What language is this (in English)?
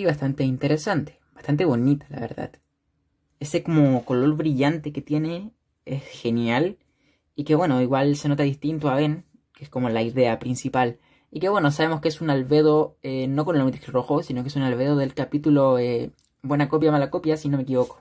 Spanish